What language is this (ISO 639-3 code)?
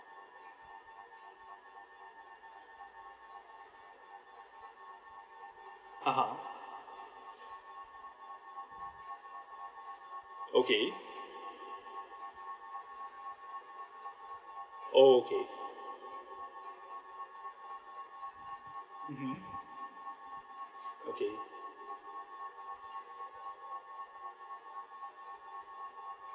eng